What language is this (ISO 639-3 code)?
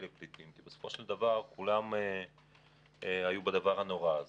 heb